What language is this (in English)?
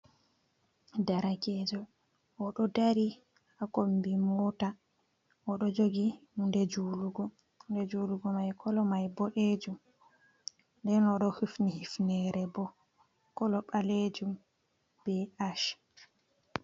Fula